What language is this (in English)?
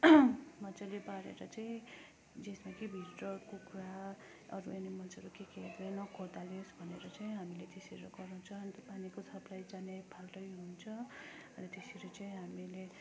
Nepali